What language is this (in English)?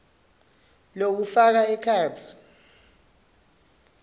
Swati